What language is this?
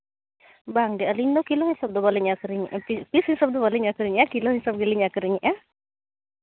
Santali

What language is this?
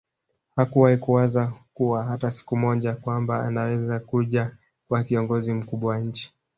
Swahili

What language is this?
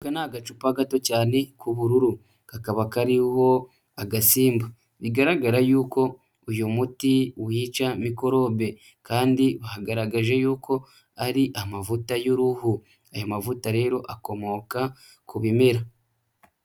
Kinyarwanda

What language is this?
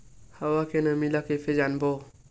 Chhattisgarhi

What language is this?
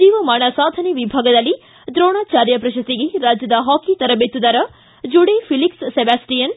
Kannada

